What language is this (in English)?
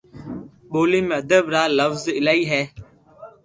Loarki